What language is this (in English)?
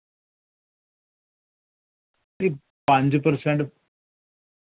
Dogri